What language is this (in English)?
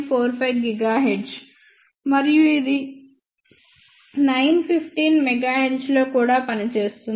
Telugu